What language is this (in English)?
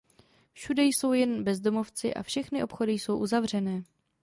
Czech